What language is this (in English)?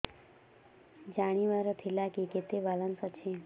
Odia